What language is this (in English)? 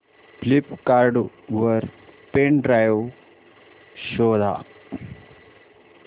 Marathi